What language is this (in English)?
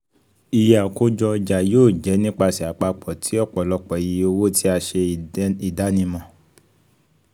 Yoruba